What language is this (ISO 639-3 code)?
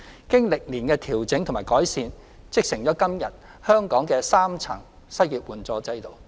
yue